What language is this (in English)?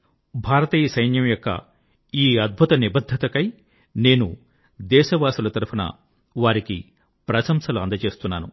Telugu